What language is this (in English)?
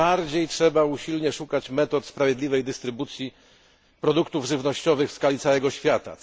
Polish